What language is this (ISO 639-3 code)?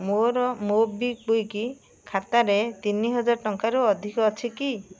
ori